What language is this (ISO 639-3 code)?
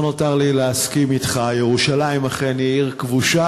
heb